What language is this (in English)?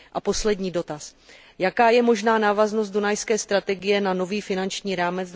Czech